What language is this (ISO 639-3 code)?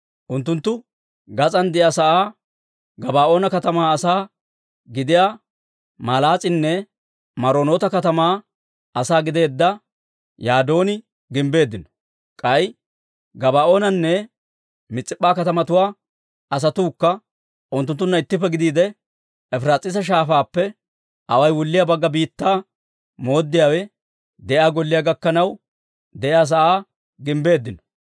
dwr